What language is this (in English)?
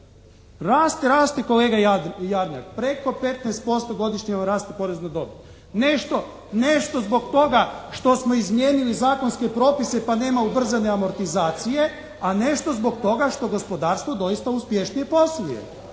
Croatian